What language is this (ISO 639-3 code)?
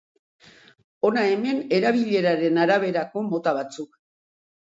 eus